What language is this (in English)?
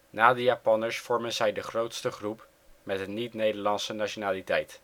Dutch